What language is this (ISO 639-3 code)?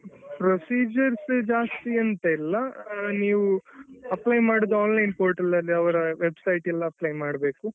kan